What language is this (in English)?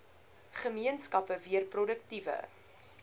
Afrikaans